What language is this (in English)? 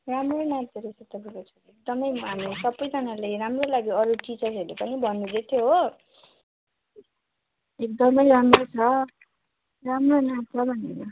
Nepali